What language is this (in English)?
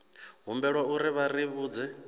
Venda